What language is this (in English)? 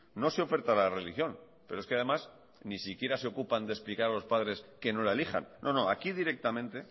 Spanish